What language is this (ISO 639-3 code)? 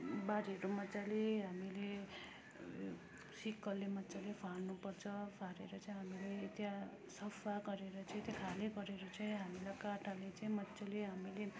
nep